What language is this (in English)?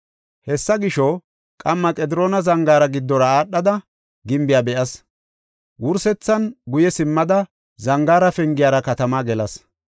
Gofa